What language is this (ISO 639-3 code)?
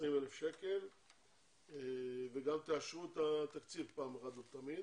heb